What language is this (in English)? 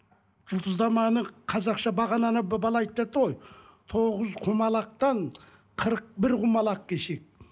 Kazakh